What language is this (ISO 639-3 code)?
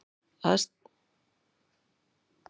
isl